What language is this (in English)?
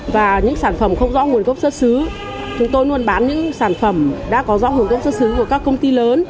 Vietnamese